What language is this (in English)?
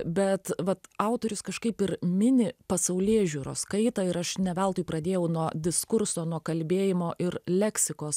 Lithuanian